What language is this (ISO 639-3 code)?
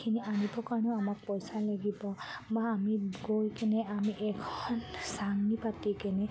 asm